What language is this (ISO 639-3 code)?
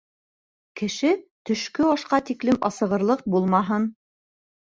bak